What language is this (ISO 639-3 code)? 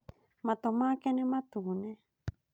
kik